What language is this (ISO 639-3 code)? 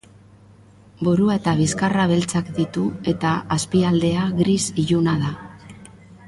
eus